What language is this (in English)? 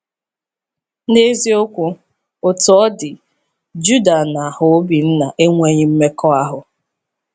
Igbo